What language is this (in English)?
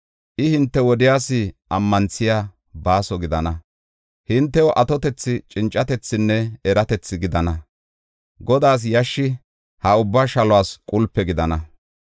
Gofa